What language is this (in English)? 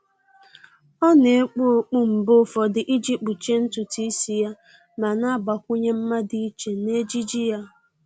Igbo